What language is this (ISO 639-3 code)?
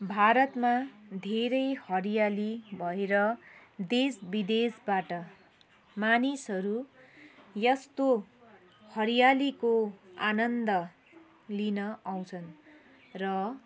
nep